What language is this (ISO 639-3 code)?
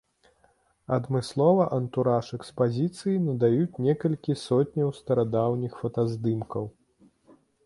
bel